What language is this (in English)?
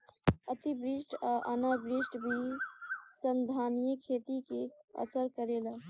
Bhojpuri